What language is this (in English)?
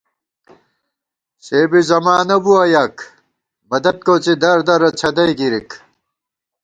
Gawar-Bati